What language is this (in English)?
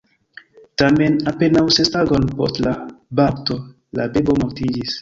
Esperanto